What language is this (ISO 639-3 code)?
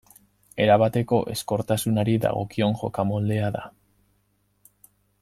eus